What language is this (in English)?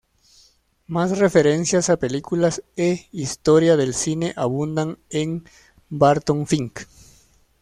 Spanish